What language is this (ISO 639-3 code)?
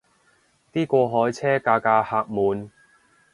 yue